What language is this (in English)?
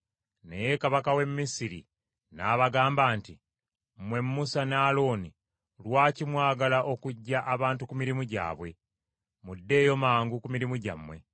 Ganda